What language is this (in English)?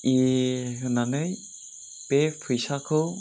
Bodo